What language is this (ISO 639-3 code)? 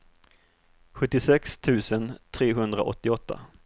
swe